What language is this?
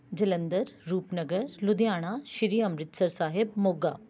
Punjabi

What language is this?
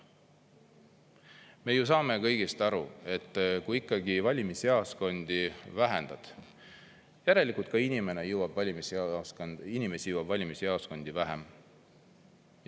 Estonian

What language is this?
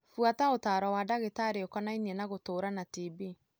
Kikuyu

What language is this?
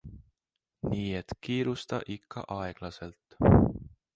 Estonian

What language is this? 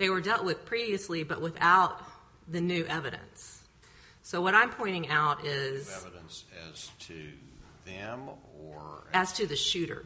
English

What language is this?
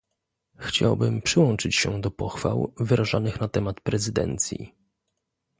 Polish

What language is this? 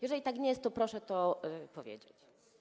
Polish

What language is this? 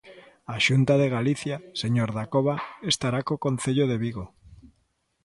Galician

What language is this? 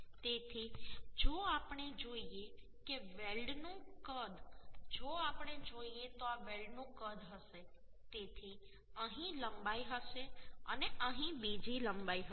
Gujarati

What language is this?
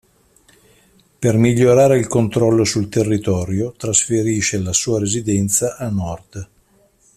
Italian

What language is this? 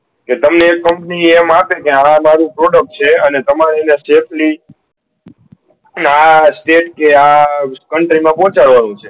Gujarati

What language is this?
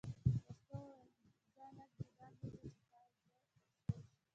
Pashto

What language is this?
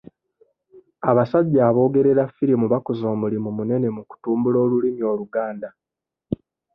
Ganda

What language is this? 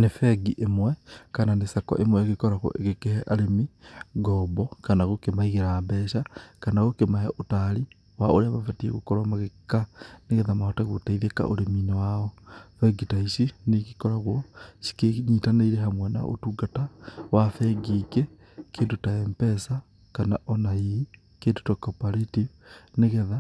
Kikuyu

